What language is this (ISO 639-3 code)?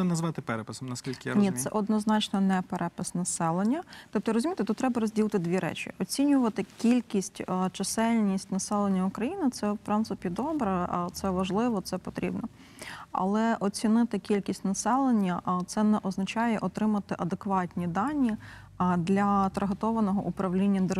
ukr